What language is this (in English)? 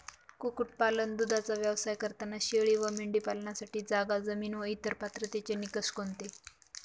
Marathi